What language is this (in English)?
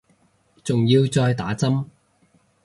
Cantonese